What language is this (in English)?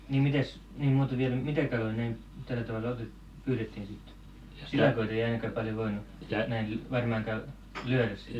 Finnish